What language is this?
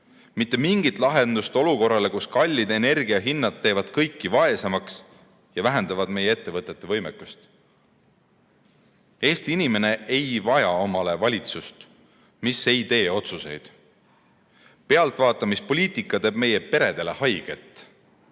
Estonian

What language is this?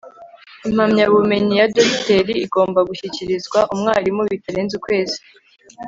Kinyarwanda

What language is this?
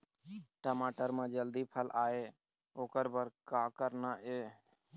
Chhattisgarhi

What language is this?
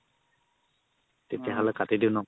Assamese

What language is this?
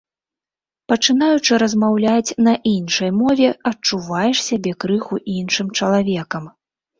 Belarusian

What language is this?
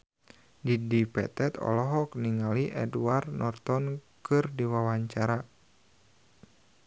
Sundanese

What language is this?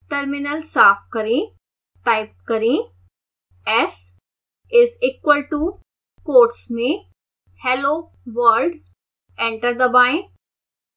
Hindi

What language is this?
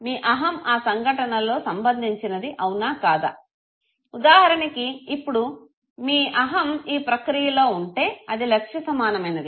Telugu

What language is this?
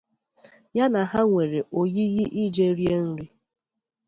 Igbo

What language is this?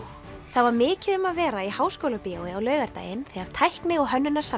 Icelandic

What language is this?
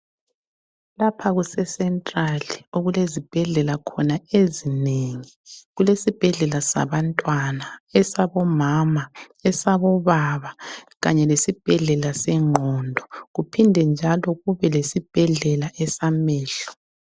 North Ndebele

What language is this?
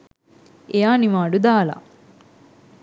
Sinhala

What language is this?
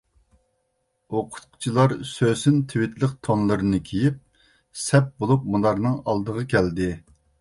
Uyghur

